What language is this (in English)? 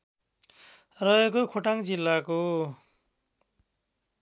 Nepali